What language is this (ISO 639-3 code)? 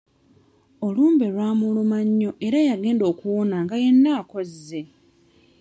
lug